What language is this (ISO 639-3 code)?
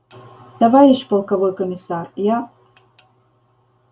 rus